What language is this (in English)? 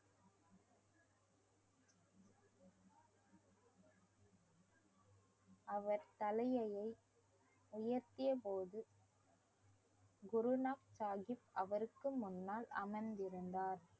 Tamil